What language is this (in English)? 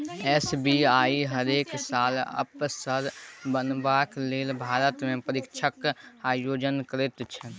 Maithili